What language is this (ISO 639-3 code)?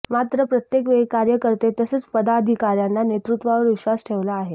mar